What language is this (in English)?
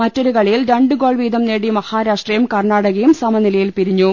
Malayalam